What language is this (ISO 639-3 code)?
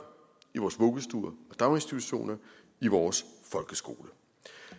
dan